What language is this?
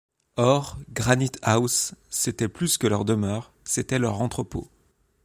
French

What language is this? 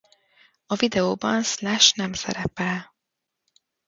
Hungarian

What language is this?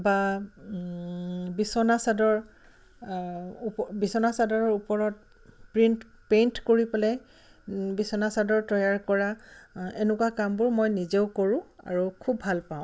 Assamese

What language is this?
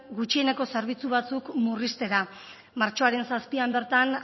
Basque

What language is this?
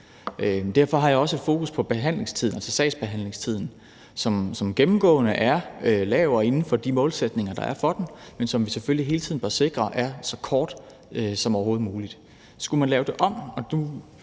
Danish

